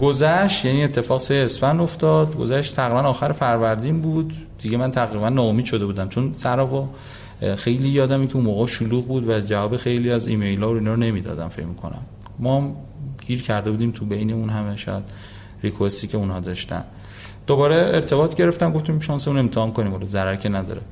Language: Persian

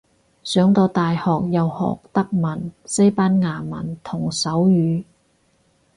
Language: Cantonese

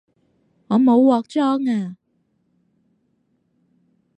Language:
Cantonese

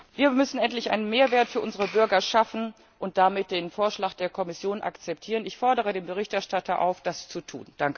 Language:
German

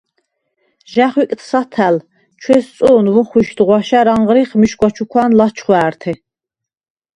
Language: Svan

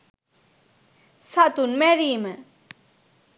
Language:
Sinhala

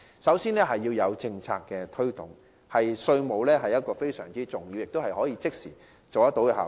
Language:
Cantonese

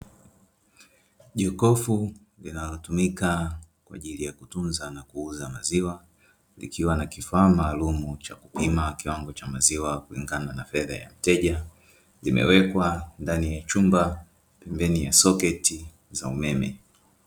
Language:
Swahili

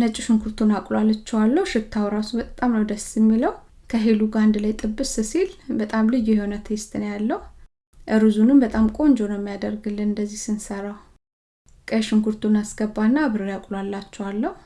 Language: Amharic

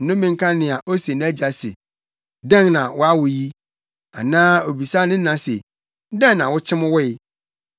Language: Akan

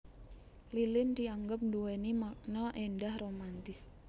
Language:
Javanese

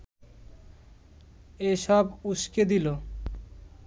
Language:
Bangla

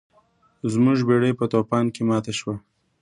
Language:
Pashto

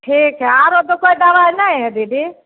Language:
Maithili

